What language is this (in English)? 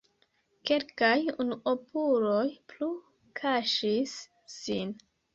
Esperanto